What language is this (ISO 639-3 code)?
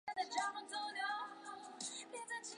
zho